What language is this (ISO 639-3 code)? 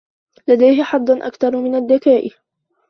ara